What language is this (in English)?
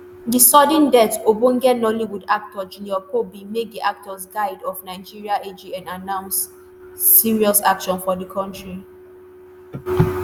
Nigerian Pidgin